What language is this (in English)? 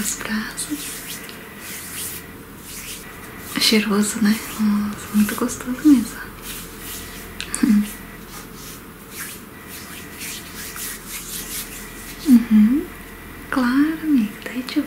Portuguese